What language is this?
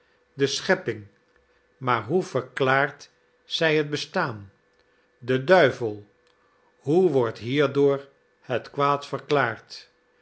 Dutch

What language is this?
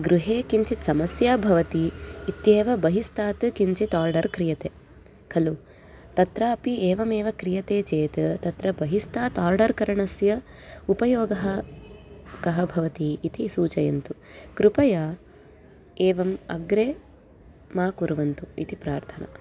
Sanskrit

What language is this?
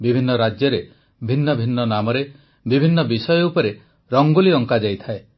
Odia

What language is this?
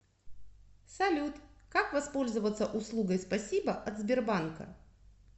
Russian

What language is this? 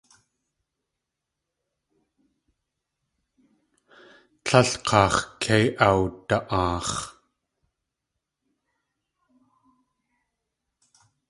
Tlingit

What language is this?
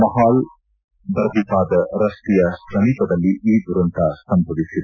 Kannada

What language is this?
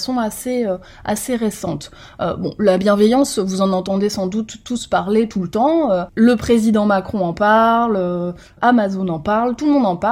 French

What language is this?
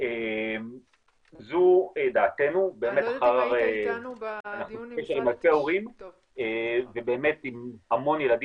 Hebrew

